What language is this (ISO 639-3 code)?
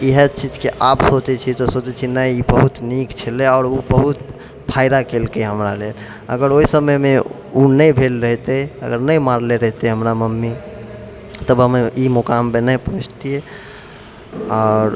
mai